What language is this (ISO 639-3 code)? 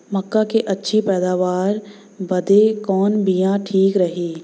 bho